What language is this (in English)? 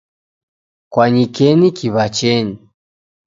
Taita